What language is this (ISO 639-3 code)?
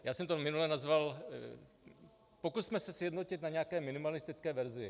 ces